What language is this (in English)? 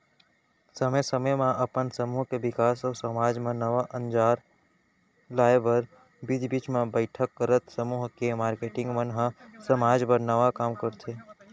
Chhattisgarhi